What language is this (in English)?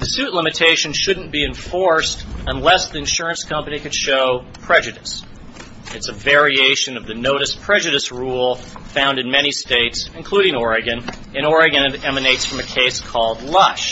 English